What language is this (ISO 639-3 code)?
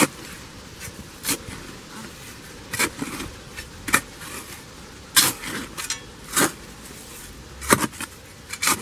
rus